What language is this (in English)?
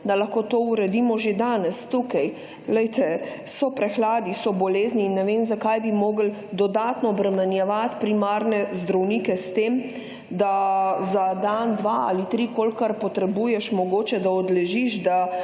Slovenian